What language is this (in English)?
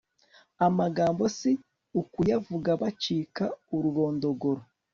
Kinyarwanda